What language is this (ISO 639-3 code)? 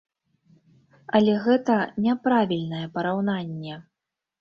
bel